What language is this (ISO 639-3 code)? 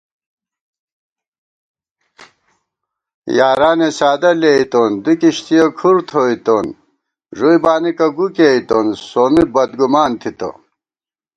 gwt